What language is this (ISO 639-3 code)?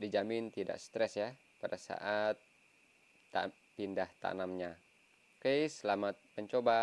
ind